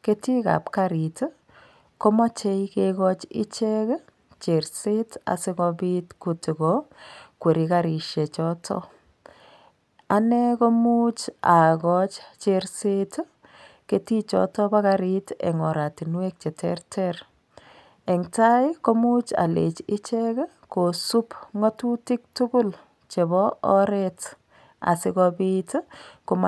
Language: Kalenjin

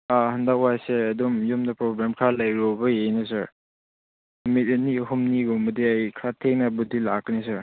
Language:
Manipuri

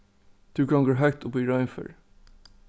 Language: Faroese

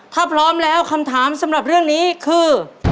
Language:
Thai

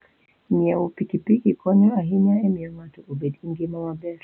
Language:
Luo (Kenya and Tanzania)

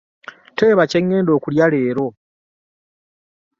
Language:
Ganda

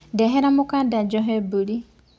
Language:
Kikuyu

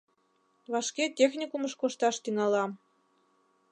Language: Mari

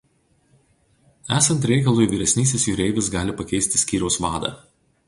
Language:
Lithuanian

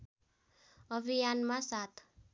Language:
Nepali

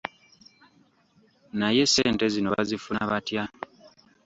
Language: Ganda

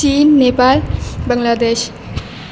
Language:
Urdu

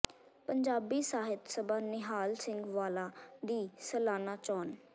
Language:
Punjabi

